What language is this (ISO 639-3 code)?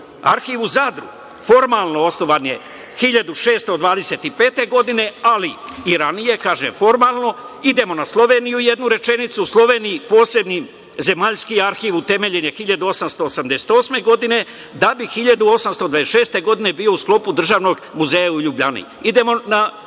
srp